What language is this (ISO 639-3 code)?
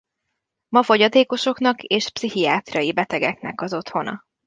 hun